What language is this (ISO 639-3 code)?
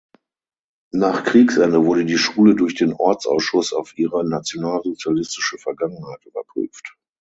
deu